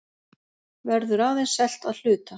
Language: Icelandic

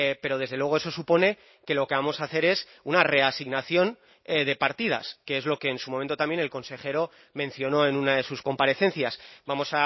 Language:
Spanish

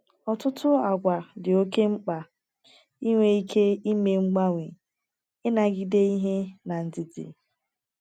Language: Igbo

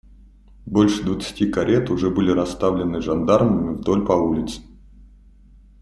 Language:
Russian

